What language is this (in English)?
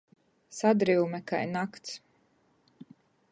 Latgalian